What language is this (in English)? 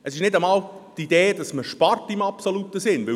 Swiss German